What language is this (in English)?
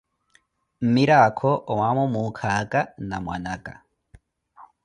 Koti